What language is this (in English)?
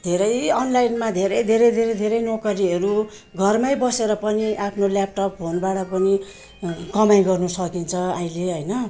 Nepali